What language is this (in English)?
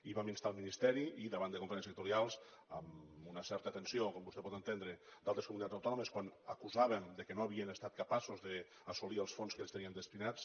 Catalan